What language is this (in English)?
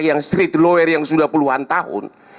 Indonesian